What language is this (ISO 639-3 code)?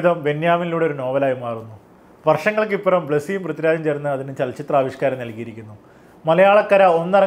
ara